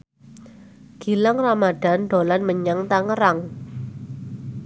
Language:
Javanese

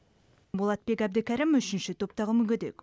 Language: Kazakh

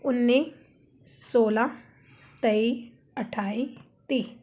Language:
Punjabi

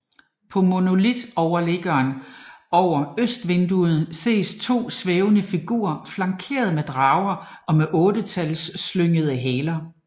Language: Danish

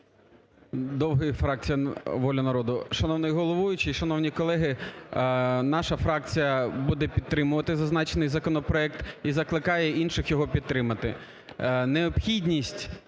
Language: Ukrainian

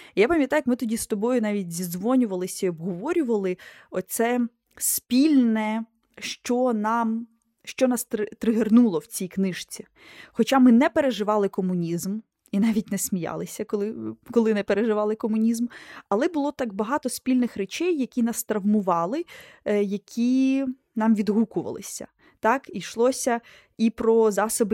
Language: Ukrainian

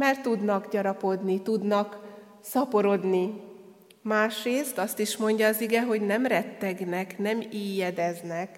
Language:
Hungarian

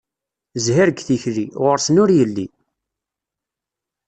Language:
Kabyle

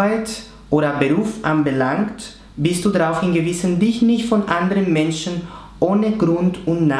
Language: German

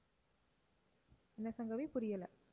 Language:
Tamil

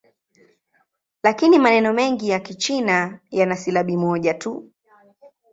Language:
Swahili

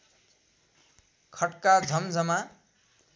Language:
Nepali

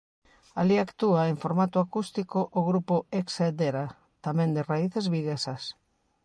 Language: Galician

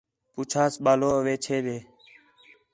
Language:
Khetrani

